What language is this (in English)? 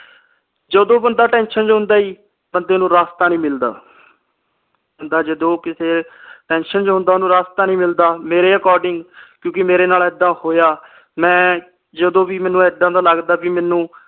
Punjabi